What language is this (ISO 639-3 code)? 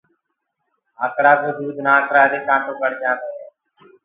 ggg